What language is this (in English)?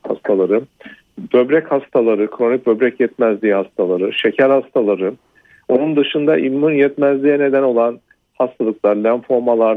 Turkish